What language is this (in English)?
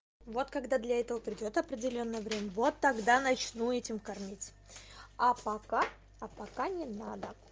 Russian